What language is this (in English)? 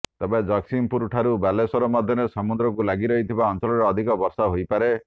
Odia